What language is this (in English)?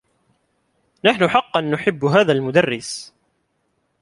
Arabic